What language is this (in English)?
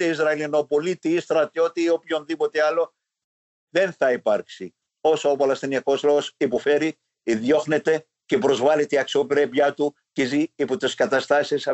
Greek